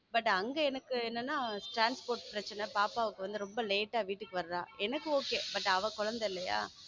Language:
Tamil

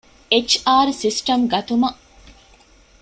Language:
Divehi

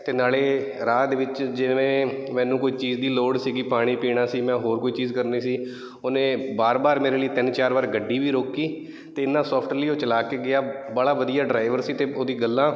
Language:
Punjabi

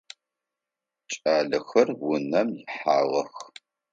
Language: Adyghe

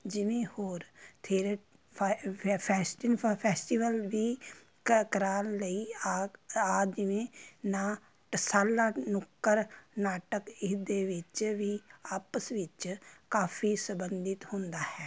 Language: Punjabi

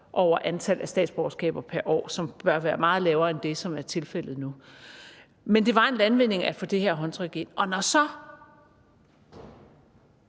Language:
Danish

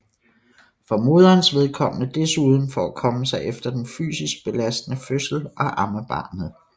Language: Danish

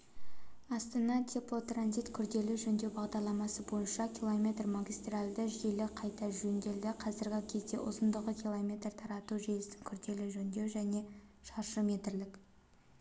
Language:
Kazakh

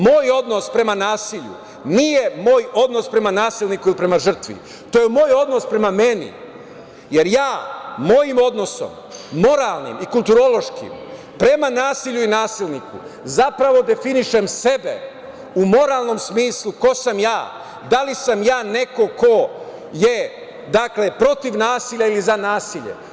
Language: Serbian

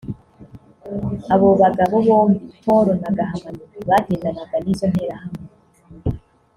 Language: Kinyarwanda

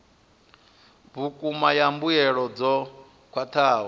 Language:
Venda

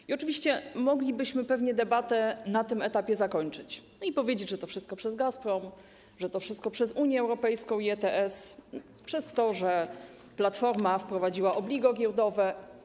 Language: Polish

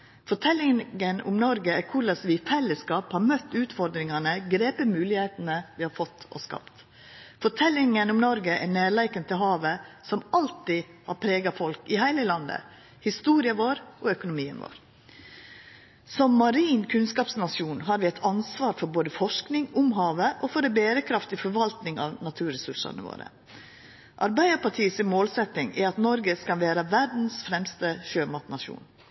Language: Norwegian Nynorsk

